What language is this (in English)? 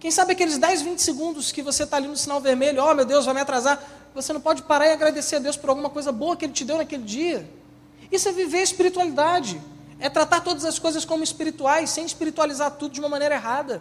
Portuguese